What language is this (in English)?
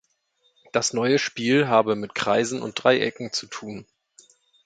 German